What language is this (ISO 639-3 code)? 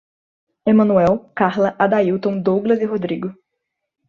por